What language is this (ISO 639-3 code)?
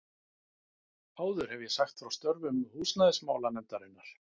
isl